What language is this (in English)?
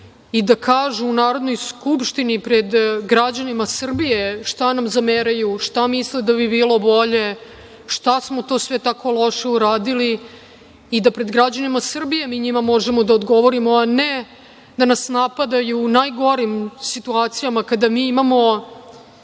Serbian